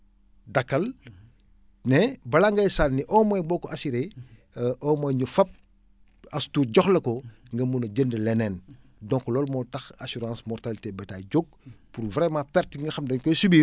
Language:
Wolof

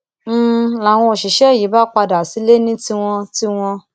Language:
Yoruba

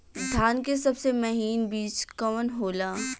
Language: Bhojpuri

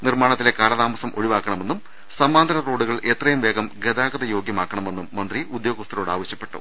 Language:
Malayalam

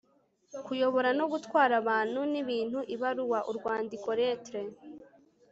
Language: Kinyarwanda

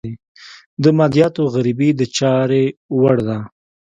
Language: Pashto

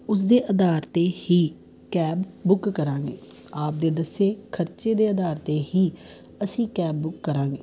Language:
Punjabi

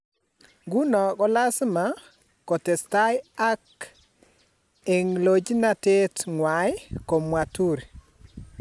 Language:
Kalenjin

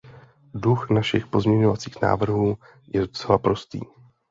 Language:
Czech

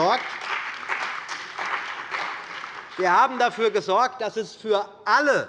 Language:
German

